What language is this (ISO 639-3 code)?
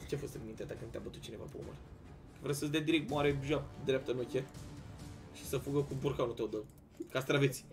ron